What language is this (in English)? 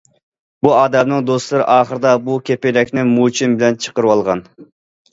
Uyghur